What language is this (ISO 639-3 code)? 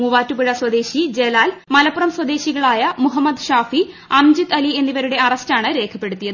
mal